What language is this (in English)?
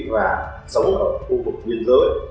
Vietnamese